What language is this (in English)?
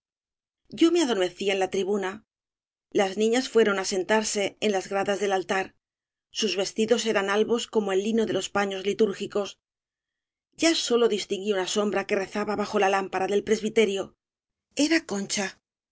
Spanish